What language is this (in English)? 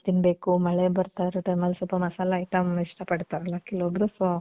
Kannada